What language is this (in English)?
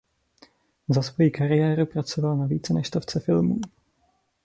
Czech